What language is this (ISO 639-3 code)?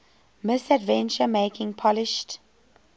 eng